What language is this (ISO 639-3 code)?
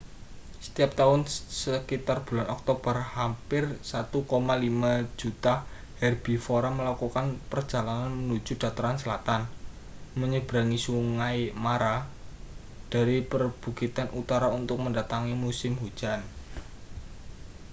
ind